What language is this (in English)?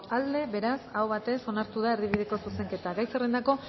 Basque